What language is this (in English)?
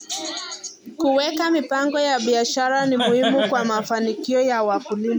Kalenjin